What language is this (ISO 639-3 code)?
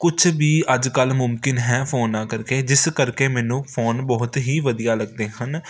pan